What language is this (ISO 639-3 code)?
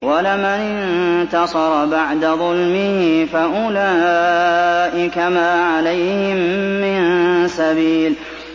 ara